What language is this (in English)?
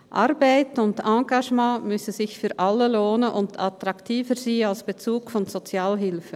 Swiss German